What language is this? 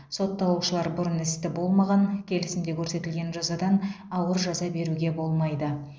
Kazakh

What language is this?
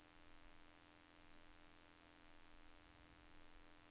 Norwegian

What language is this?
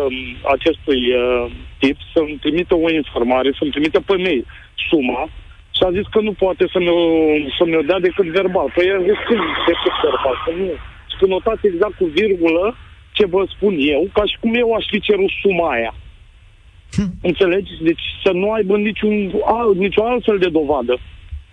Romanian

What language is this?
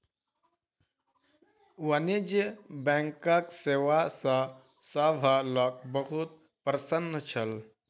Maithili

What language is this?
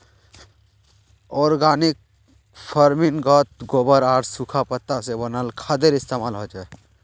Magahi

